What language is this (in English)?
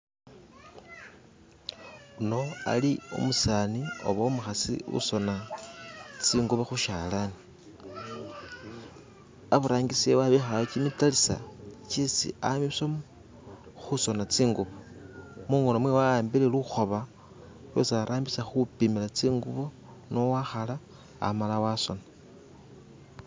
Masaaba